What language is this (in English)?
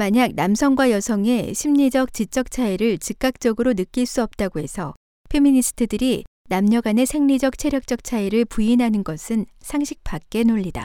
Korean